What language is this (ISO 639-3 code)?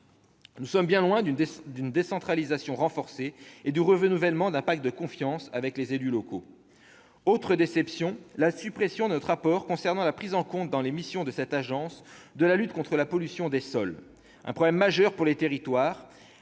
fra